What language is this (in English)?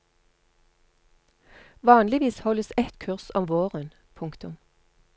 Norwegian